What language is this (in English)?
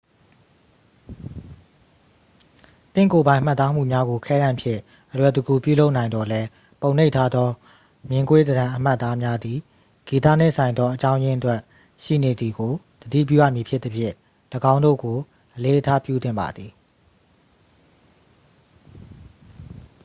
Burmese